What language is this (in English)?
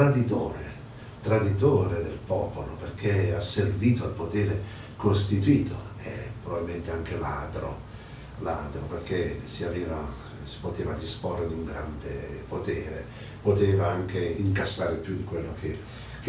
Italian